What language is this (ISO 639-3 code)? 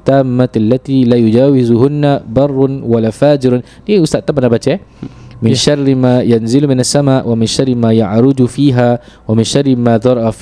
msa